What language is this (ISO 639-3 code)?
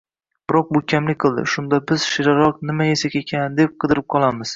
uzb